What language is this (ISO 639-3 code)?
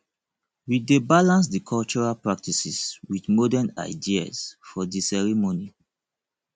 pcm